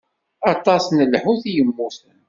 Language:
Kabyle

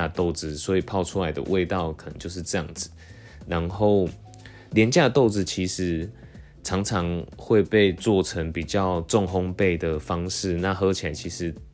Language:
Chinese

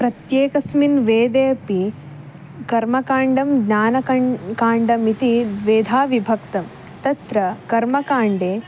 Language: Sanskrit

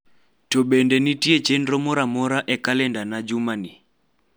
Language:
Luo (Kenya and Tanzania)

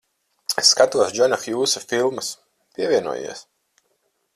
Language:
Latvian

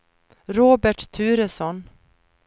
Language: Swedish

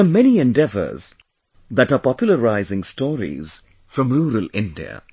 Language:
English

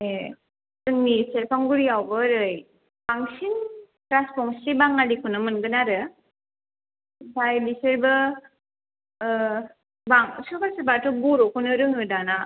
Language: Bodo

